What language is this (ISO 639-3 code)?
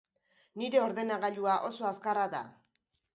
eus